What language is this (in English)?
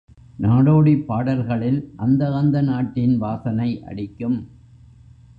Tamil